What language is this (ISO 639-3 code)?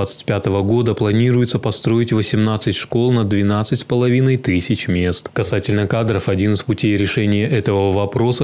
rus